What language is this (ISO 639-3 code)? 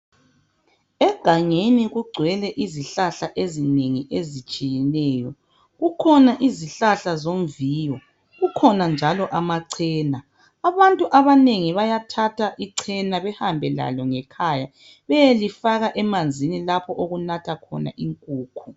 nde